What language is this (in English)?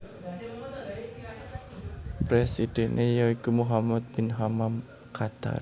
Javanese